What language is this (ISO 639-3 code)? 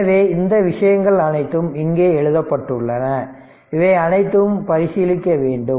tam